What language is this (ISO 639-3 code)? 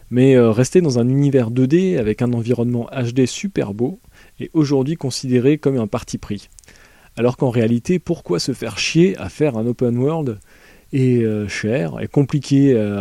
fra